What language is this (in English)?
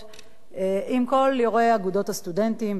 Hebrew